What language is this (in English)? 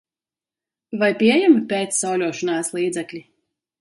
Latvian